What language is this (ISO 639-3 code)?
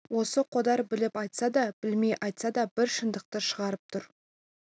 kaz